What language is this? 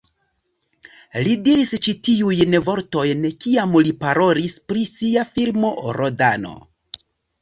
Esperanto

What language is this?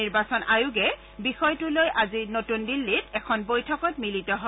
Assamese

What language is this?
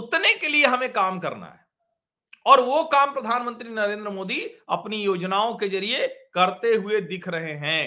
Hindi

